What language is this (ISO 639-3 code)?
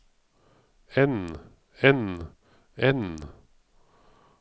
nor